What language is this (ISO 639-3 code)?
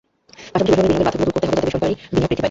ben